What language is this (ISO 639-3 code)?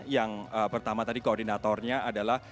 ind